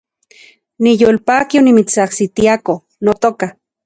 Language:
Central Puebla Nahuatl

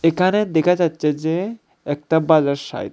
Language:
Bangla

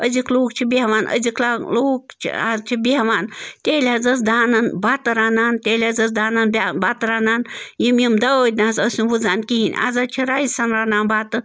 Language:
Kashmiri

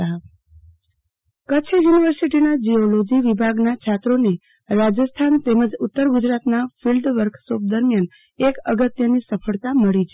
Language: Gujarati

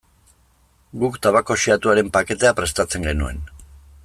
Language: Basque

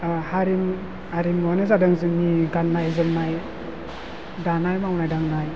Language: Bodo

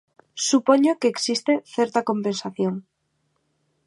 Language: Galician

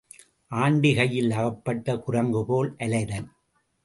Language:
Tamil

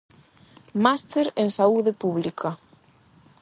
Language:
Galician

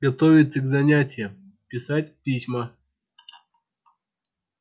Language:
Russian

